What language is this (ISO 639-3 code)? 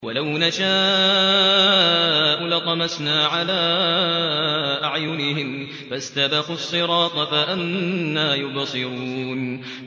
ara